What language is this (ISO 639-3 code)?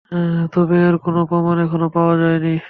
ben